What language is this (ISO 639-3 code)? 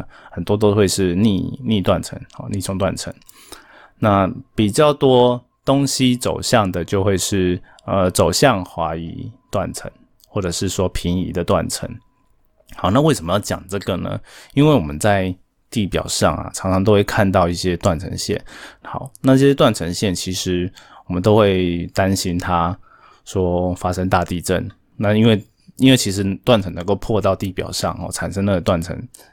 zho